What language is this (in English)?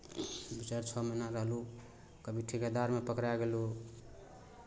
Maithili